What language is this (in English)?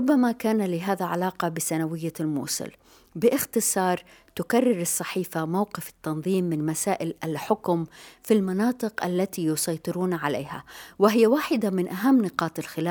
Arabic